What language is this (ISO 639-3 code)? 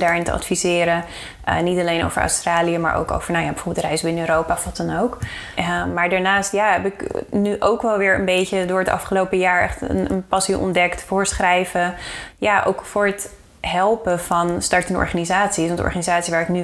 nld